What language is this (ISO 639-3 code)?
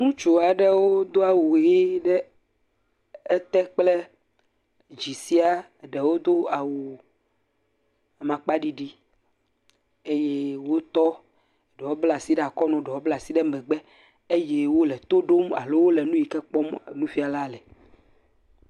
ewe